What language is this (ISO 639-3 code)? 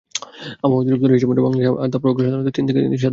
ben